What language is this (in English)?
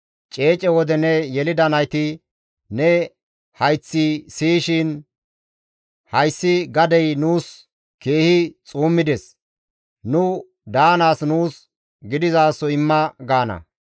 Gamo